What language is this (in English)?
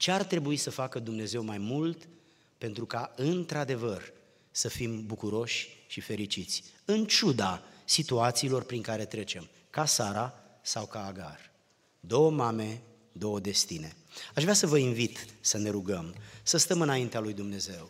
Romanian